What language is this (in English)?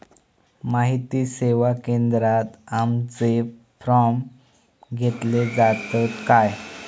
Marathi